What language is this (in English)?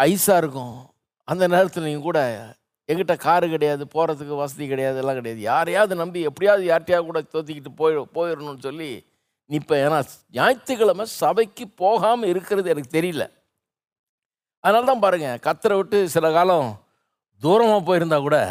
Tamil